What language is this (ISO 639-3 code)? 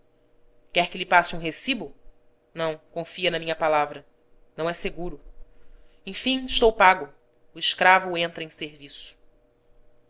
por